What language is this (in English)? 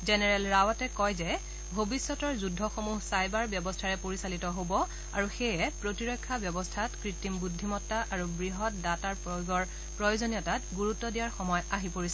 Assamese